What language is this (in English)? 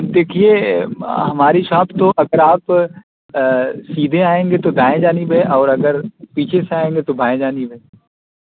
Urdu